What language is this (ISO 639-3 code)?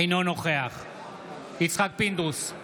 heb